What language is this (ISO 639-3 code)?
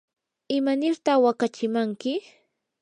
qur